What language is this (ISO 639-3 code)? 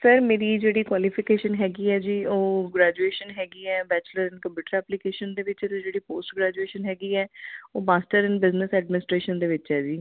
pan